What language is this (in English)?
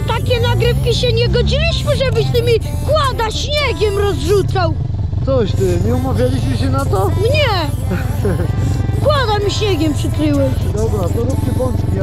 Polish